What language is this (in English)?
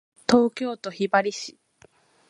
Japanese